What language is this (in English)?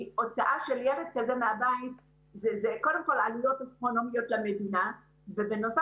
Hebrew